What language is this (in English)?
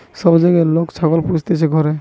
Bangla